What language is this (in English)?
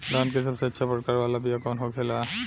Bhojpuri